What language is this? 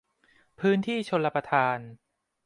Thai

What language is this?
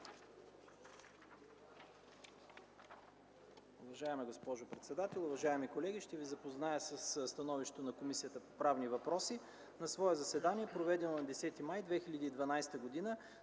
Bulgarian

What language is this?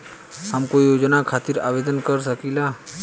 Bhojpuri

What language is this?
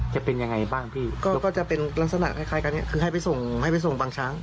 Thai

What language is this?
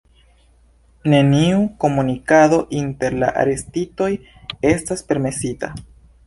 Esperanto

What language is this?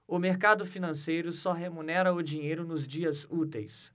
Portuguese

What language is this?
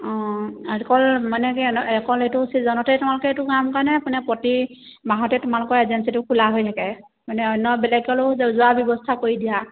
Assamese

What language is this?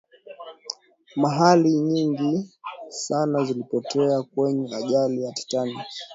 Swahili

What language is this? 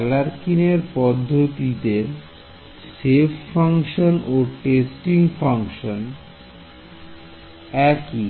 Bangla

